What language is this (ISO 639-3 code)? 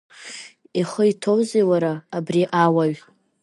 abk